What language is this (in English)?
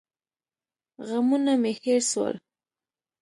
Pashto